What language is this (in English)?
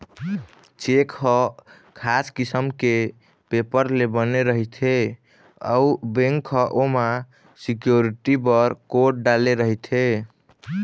Chhattisgarhi